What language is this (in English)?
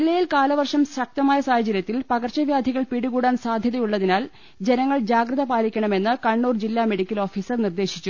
Malayalam